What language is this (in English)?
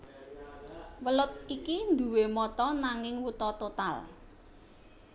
Javanese